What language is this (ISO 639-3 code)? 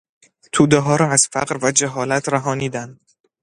fas